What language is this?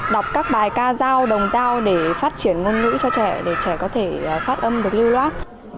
Vietnamese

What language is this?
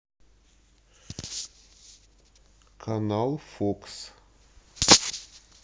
Russian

